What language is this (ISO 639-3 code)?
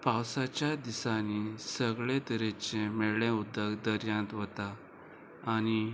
kok